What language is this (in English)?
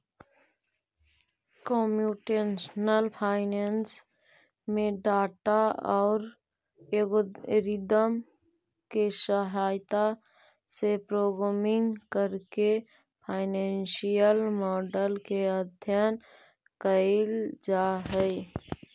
Magahi